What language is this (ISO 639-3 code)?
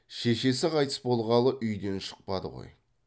kaz